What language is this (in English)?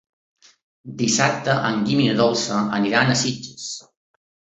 Catalan